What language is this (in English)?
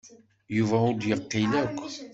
Kabyle